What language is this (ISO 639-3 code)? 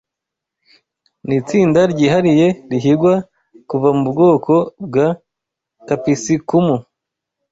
kin